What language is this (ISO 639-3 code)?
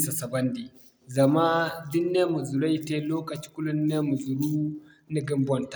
dje